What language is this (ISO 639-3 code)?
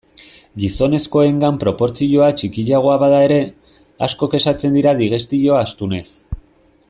eus